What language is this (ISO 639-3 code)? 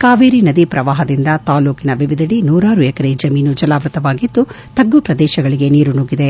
kan